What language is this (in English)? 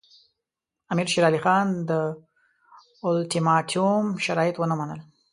Pashto